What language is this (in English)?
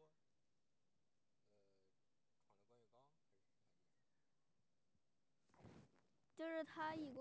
Chinese